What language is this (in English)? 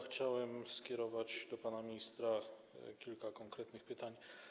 Polish